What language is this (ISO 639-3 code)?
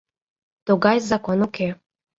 chm